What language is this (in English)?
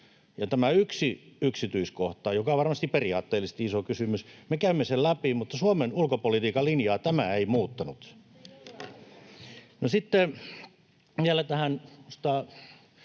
Finnish